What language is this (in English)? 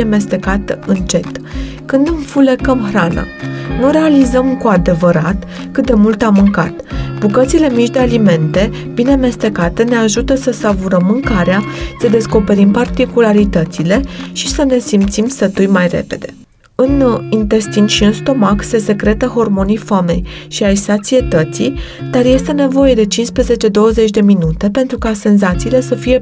Romanian